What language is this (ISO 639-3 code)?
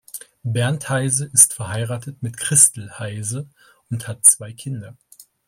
deu